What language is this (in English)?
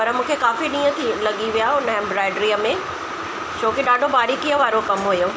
Sindhi